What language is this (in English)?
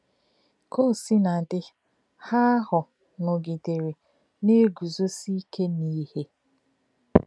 Igbo